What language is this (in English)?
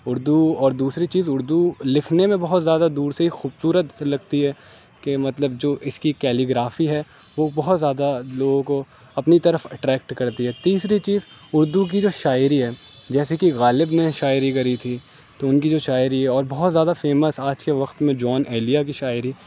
Urdu